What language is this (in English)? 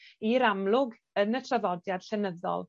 Welsh